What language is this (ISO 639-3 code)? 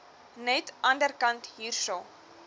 afr